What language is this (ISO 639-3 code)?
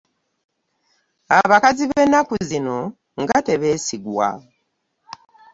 lug